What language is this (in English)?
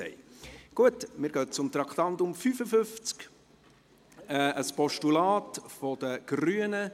Swiss German